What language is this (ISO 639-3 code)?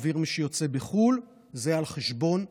heb